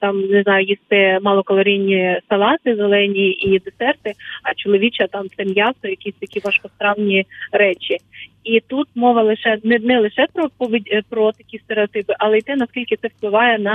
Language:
Ukrainian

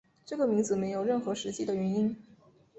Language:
Chinese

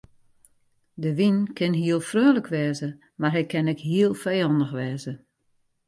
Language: Western Frisian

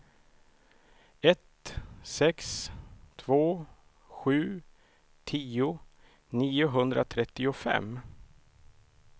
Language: Swedish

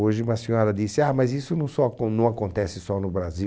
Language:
Portuguese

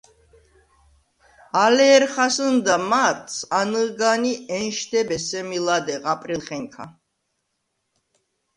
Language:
Svan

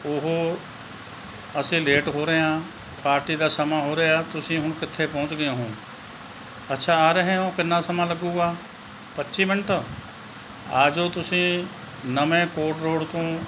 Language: Punjabi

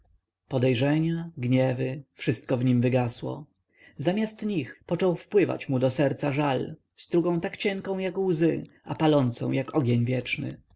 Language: Polish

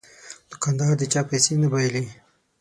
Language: Pashto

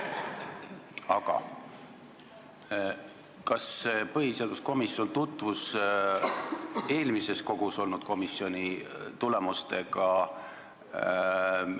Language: Estonian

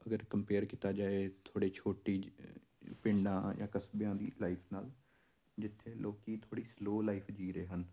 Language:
Punjabi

